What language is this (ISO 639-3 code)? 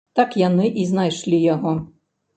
bel